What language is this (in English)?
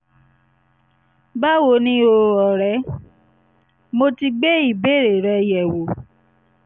Yoruba